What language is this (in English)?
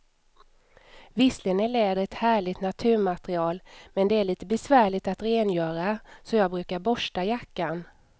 Swedish